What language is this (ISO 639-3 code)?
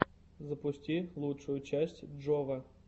rus